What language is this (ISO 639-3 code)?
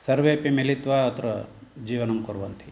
san